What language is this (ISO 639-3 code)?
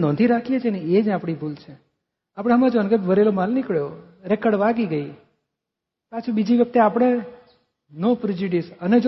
guj